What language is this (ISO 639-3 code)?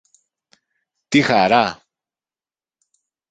ell